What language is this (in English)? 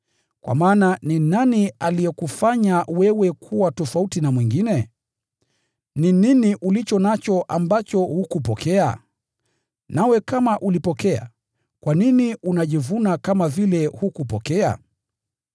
Swahili